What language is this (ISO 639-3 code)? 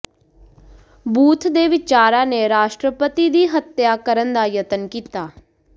pan